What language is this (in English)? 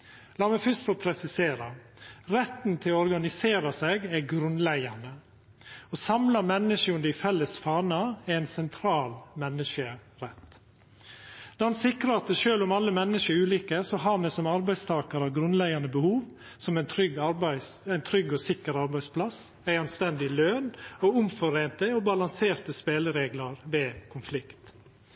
Norwegian Nynorsk